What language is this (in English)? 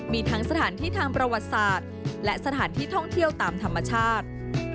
Thai